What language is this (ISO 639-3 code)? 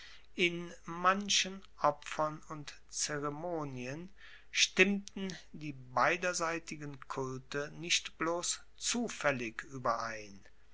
deu